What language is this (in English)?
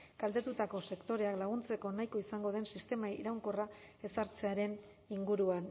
Basque